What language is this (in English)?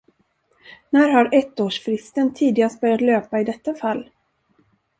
Swedish